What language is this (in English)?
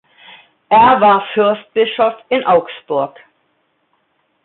German